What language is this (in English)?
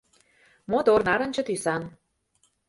Mari